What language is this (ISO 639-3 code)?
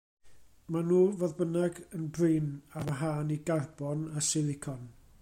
cym